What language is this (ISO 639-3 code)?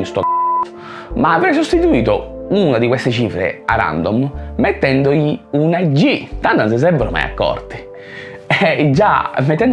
ita